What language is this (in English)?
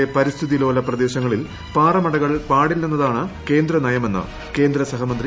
Malayalam